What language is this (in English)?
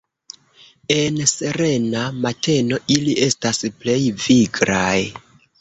Esperanto